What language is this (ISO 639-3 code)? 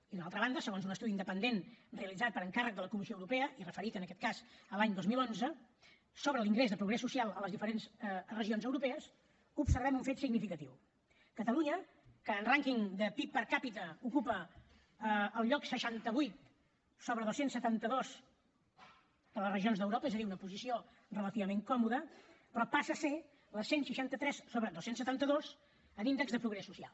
cat